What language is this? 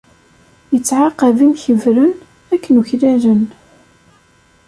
Kabyle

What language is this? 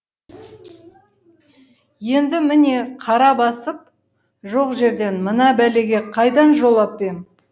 Kazakh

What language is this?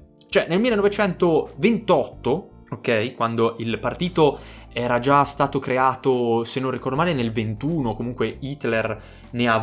Italian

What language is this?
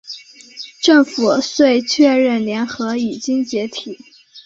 Chinese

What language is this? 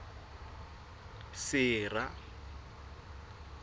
Southern Sotho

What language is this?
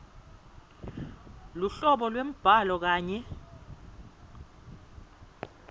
Swati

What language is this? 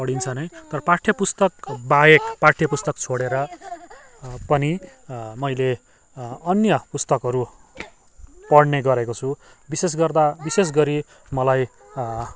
Nepali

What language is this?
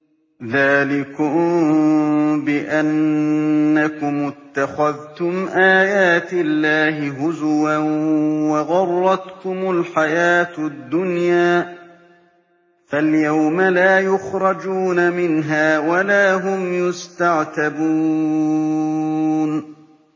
Arabic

